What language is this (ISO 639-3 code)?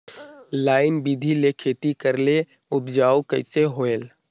hne